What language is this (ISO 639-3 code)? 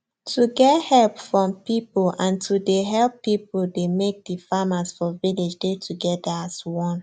pcm